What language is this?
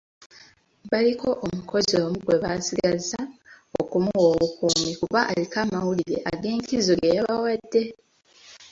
Ganda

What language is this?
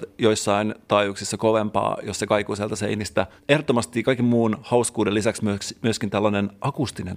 Finnish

